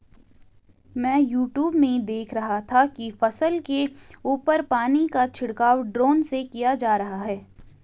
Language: Hindi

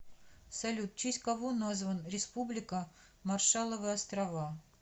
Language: Russian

